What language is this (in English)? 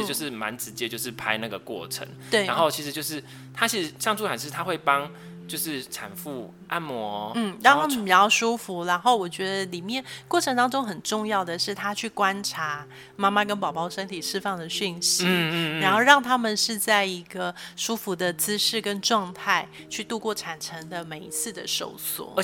Chinese